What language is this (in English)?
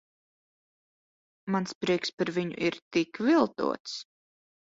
Latvian